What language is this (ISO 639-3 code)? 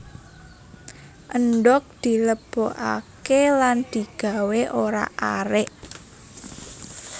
jav